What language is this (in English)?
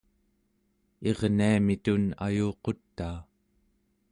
Central Yupik